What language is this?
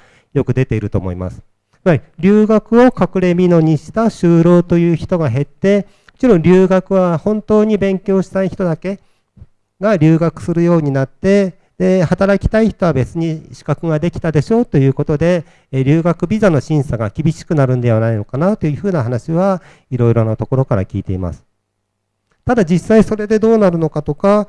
Japanese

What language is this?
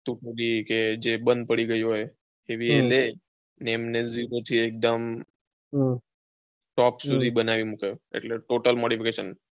Gujarati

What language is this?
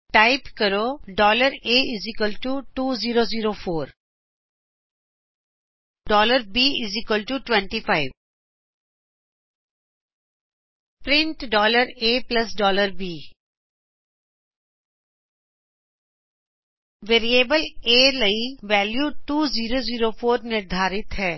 Punjabi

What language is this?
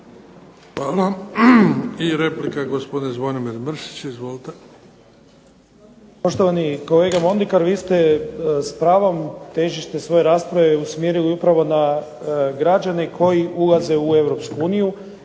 Croatian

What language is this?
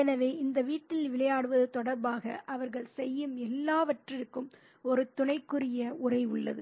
Tamil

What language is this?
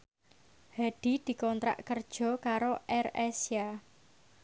Javanese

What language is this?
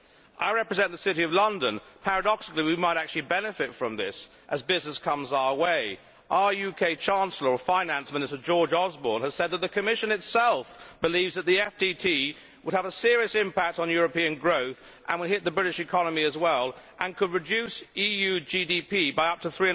English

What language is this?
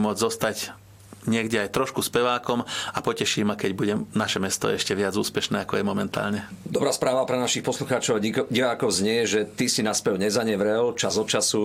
Slovak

